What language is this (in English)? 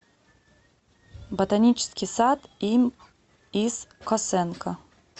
Russian